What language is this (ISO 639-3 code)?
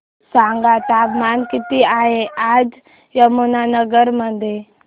mar